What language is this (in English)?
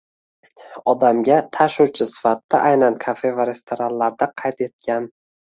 Uzbek